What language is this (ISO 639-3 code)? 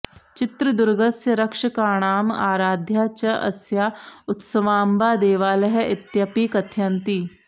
san